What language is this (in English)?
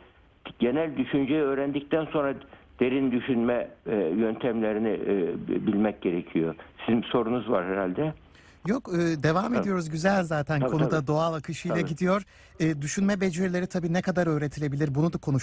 Turkish